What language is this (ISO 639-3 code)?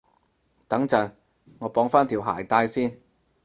yue